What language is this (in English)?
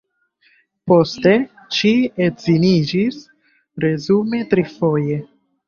Esperanto